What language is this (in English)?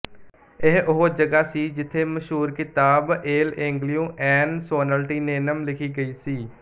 Punjabi